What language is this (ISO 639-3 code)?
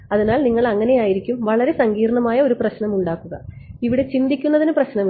mal